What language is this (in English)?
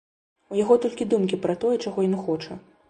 Belarusian